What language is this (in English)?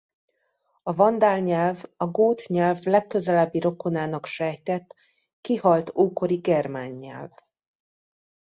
Hungarian